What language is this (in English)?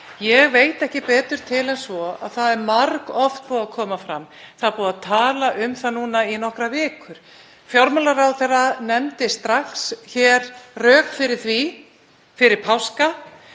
Icelandic